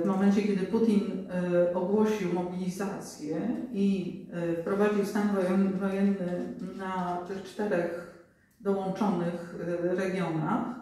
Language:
Polish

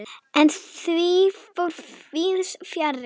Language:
Icelandic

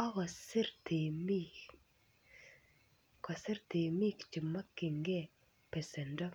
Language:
Kalenjin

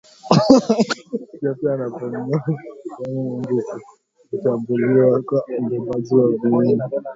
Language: Swahili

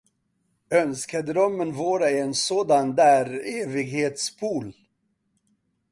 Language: Swedish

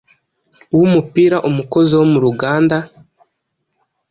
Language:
Kinyarwanda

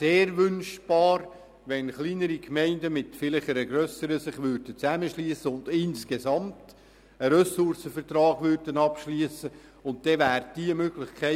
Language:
Swiss German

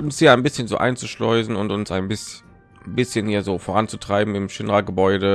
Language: German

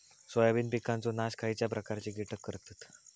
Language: Marathi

